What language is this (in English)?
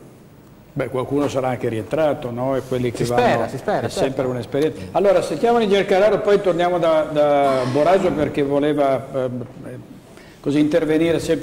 Italian